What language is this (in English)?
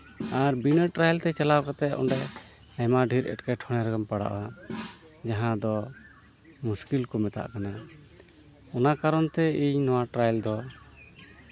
Santali